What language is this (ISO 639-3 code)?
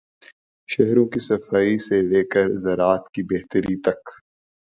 urd